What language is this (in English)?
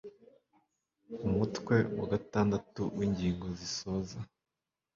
Kinyarwanda